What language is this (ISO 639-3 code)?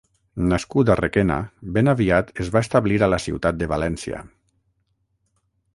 cat